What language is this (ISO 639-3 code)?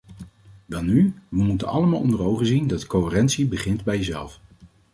nld